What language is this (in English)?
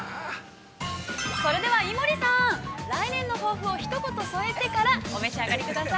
Japanese